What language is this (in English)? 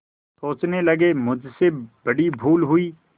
Hindi